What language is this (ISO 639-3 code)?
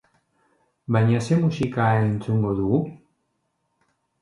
eus